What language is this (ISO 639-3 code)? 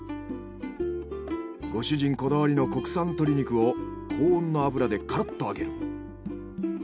jpn